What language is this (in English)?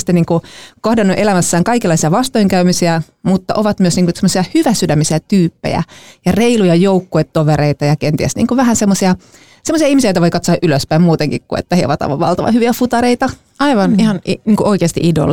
Finnish